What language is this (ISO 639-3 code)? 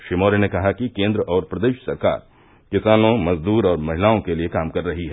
hin